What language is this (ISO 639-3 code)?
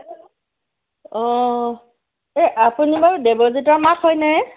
asm